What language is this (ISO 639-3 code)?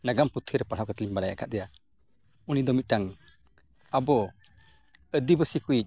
sat